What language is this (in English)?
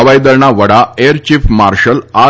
Gujarati